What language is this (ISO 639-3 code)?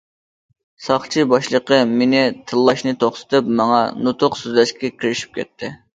uig